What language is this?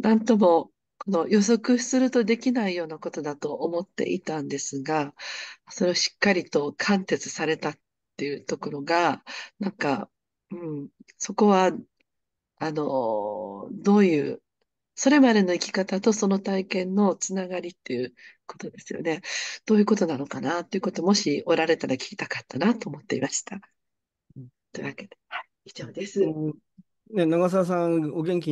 Japanese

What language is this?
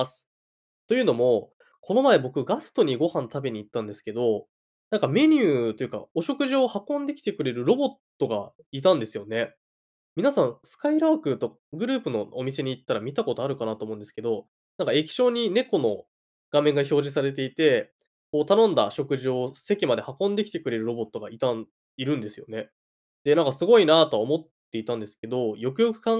Japanese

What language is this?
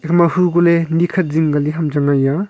Wancho Naga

